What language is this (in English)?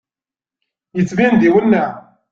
Kabyle